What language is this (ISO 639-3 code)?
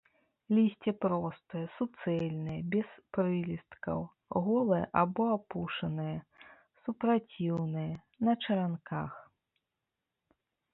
bel